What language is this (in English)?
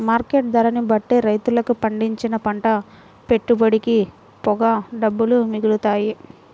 Telugu